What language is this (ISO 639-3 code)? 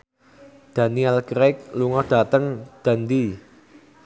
jav